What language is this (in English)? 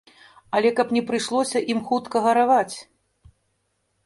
Belarusian